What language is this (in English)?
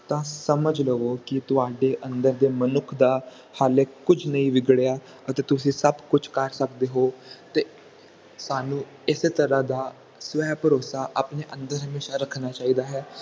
Punjabi